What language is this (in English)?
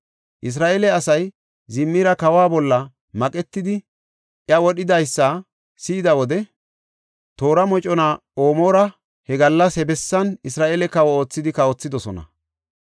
Gofa